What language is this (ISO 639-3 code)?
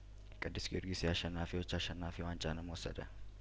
amh